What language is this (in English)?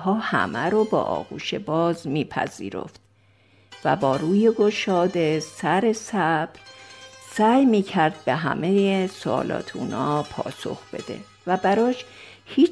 Persian